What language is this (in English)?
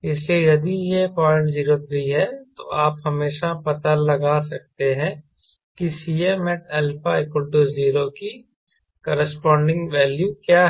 Hindi